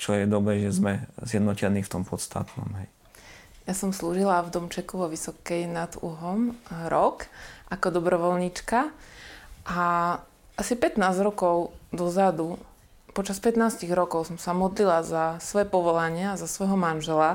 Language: Slovak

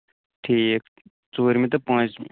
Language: Kashmiri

